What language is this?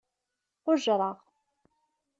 Kabyle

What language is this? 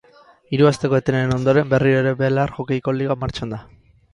Basque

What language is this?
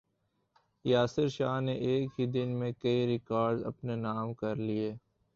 Urdu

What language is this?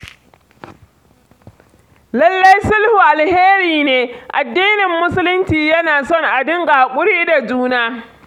Hausa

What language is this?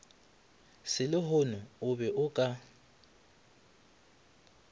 Northern Sotho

